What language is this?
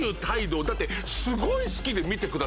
Japanese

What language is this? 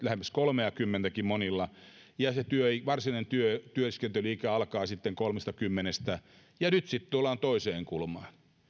Finnish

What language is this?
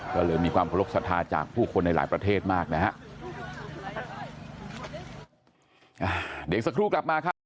Thai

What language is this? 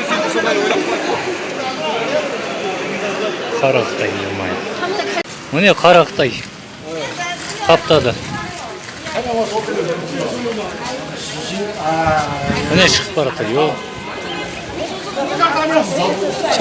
Turkish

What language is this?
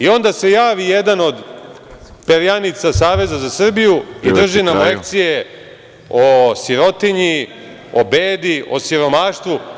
Serbian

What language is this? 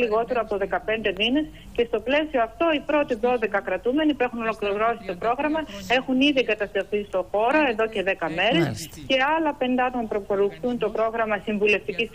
Greek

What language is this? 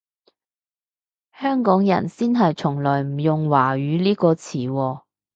Cantonese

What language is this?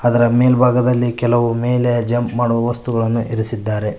Kannada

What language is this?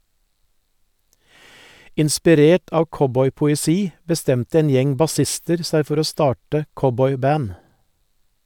Norwegian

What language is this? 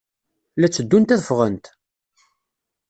Kabyle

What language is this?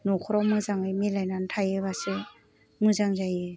Bodo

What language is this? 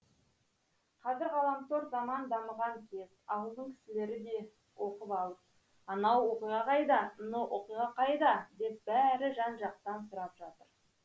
Kazakh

